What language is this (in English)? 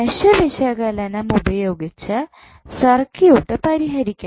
Malayalam